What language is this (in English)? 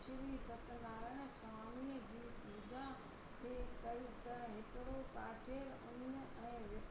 Sindhi